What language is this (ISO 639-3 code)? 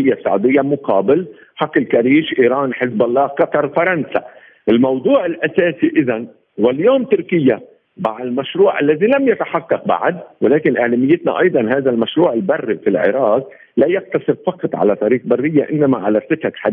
ara